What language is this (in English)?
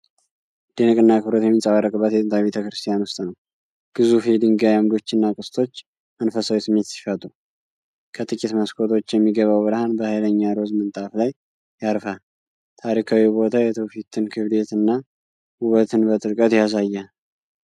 Amharic